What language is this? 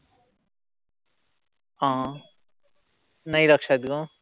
Marathi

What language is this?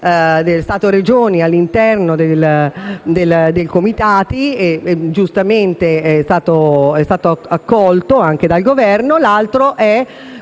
Italian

